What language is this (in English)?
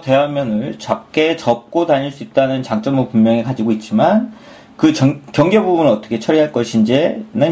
Korean